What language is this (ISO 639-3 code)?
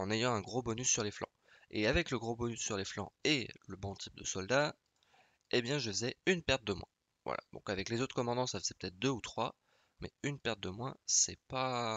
fra